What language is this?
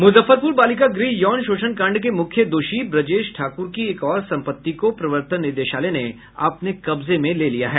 Hindi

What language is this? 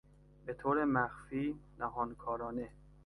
Persian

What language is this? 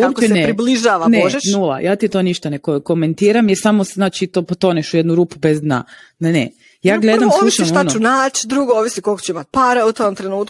Croatian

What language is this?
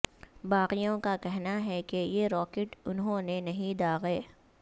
Urdu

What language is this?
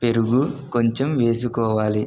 Telugu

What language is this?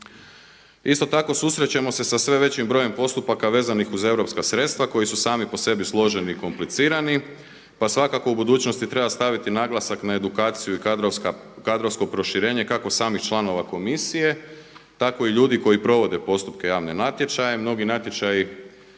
Croatian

